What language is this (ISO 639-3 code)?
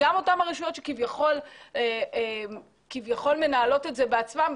heb